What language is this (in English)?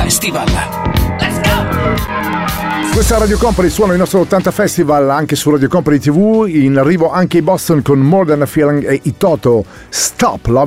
Italian